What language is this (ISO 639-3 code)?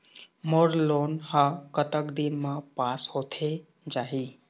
hne